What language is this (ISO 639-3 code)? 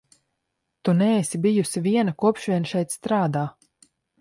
lav